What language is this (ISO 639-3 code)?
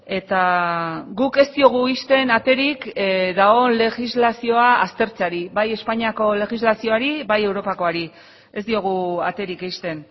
eus